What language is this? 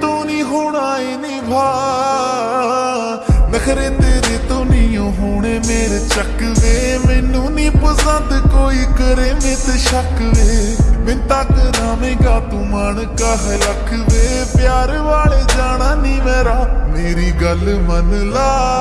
Hindi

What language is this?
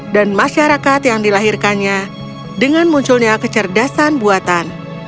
Indonesian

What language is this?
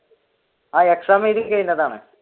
Malayalam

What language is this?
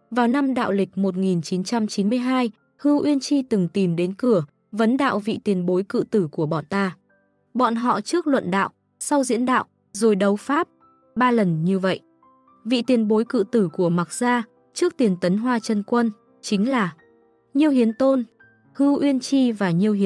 Vietnamese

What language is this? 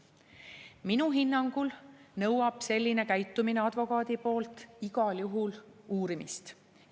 Estonian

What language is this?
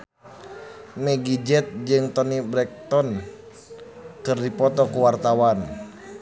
Sundanese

